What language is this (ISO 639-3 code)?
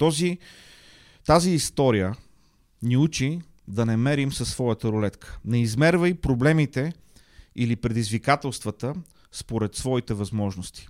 bul